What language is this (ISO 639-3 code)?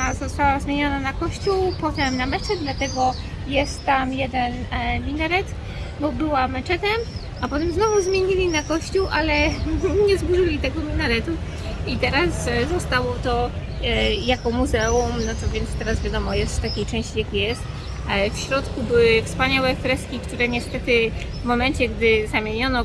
pol